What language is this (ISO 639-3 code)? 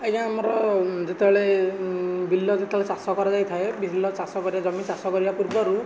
ori